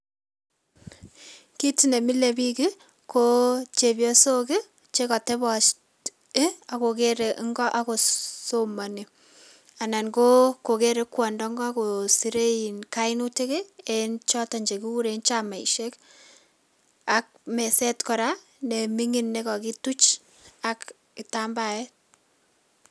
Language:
Kalenjin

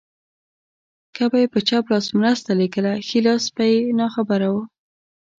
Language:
Pashto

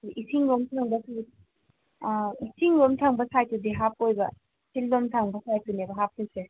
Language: Manipuri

